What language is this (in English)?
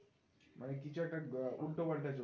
Bangla